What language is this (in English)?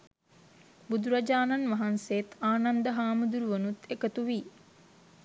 Sinhala